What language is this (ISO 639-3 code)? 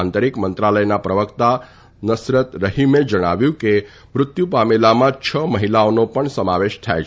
guj